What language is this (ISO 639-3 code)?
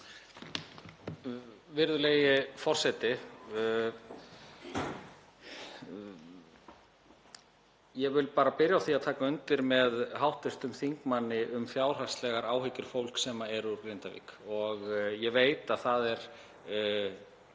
isl